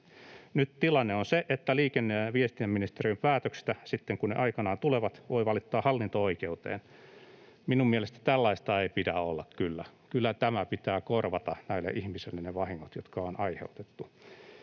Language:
Finnish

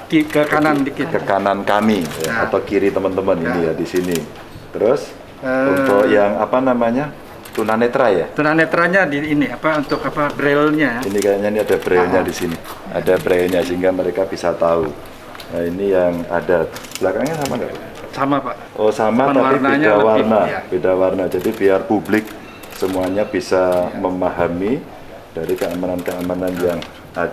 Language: Indonesian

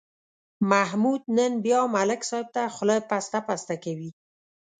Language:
Pashto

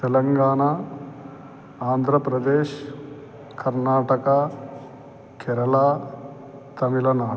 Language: Sanskrit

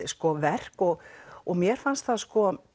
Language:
Icelandic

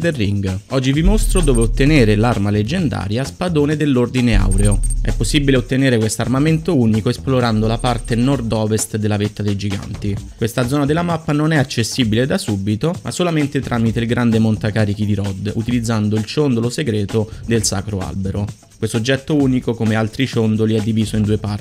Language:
Italian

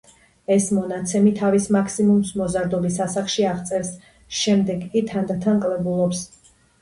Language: Georgian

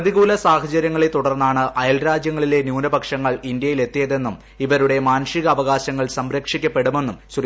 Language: Malayalam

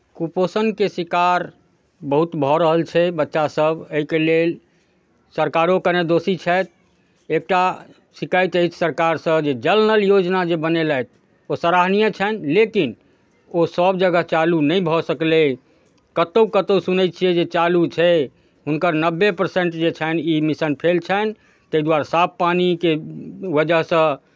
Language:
Maithili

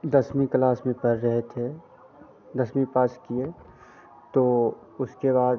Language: Hindi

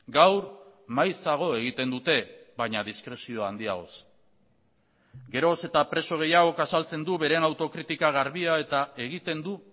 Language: Basque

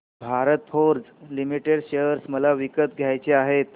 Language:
Marathi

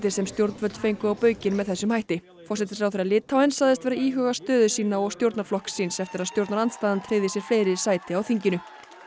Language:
Icelandic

